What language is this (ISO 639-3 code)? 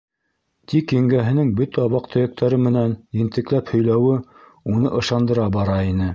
bak